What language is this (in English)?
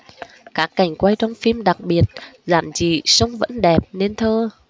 Vietnamese